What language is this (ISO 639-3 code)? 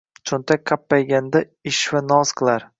uzb